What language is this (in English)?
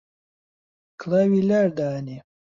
Central Kurdish